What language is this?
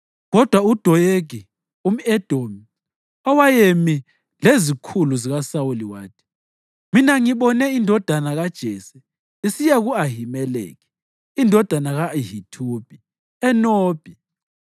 North Ndebele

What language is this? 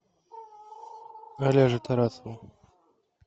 Russian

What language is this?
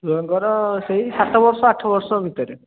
Odia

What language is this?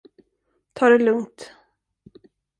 Swedish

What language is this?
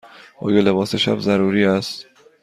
Persian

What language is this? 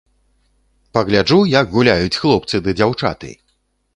Belarusian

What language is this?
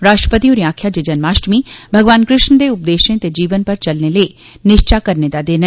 Dogri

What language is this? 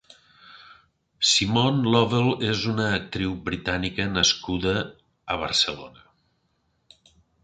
Catalan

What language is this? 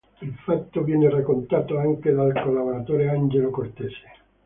Italian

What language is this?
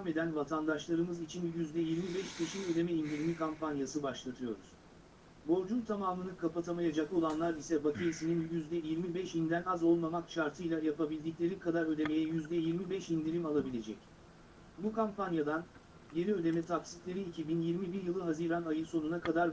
Turkish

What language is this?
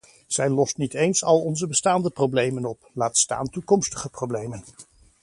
Dutch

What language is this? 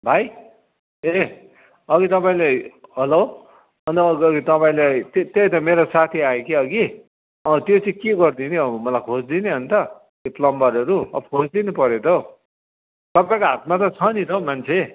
Nepali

